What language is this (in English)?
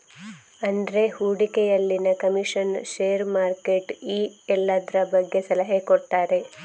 Kannada